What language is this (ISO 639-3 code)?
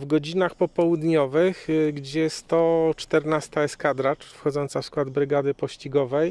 pol